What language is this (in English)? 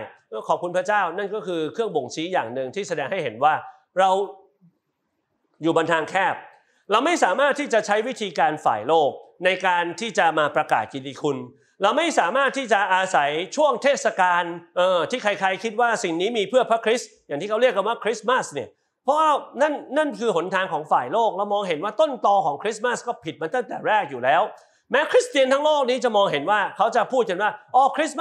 Thai